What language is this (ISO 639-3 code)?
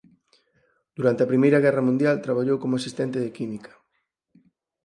glg